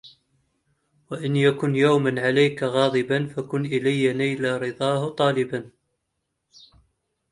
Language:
Arabic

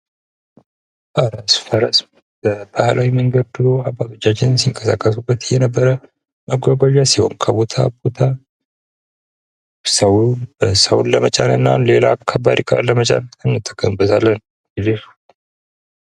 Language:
Amharic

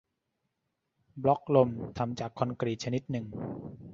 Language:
Thai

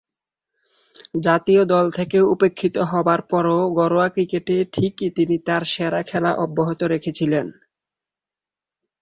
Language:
Bangla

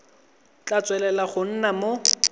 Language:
Tswana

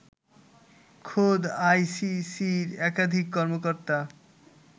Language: Bangla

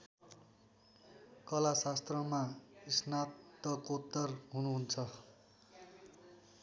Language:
Nepali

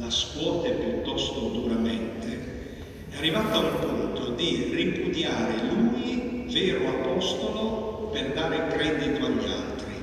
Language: Italian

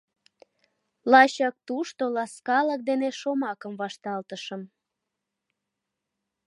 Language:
Mari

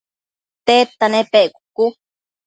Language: Matsés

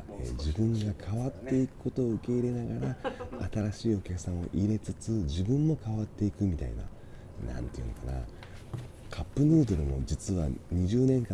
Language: Japanese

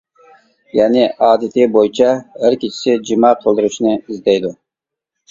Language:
Uyghur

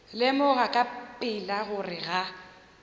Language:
Northern Sotho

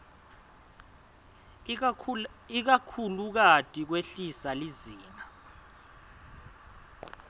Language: Swati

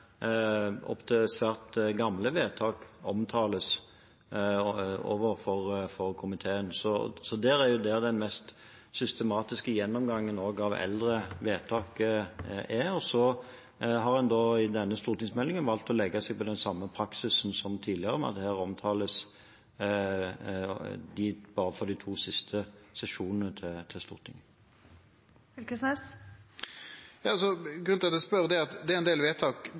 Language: Norwegian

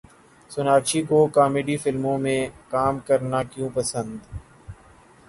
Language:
Urdu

